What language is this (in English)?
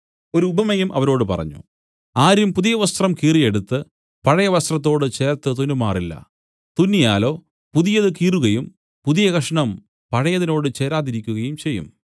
Malayalam